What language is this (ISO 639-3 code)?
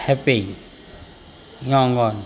mar